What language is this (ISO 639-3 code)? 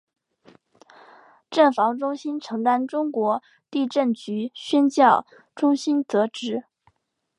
zho